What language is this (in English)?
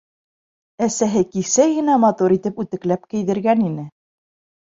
Bashkir